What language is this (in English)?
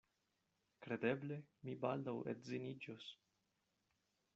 Esperanto